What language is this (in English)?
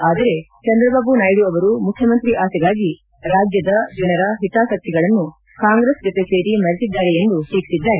Kannada